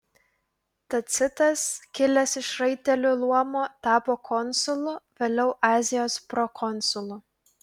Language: Lithuanian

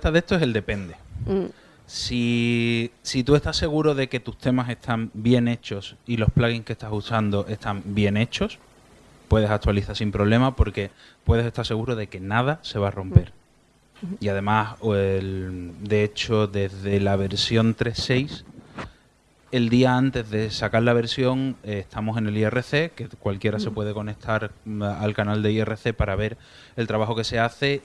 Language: Spanish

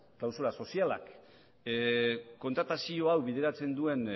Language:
Basque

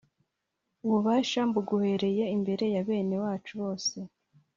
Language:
Kinyarwanda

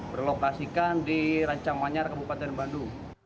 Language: Indonesian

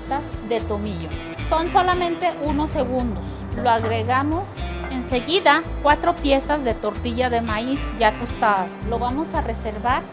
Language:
Spanish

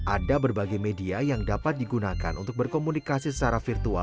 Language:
Indonesian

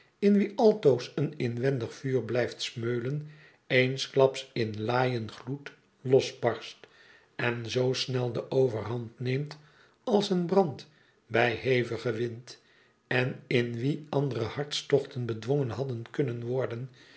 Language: Dutch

